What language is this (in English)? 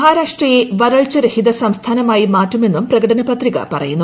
Malayalam